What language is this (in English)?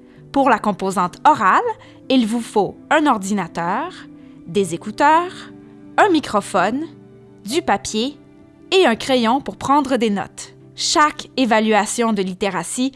French